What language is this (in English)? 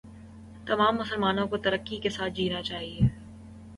Urdu